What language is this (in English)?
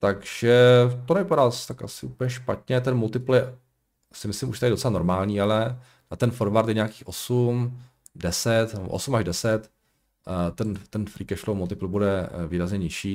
Czech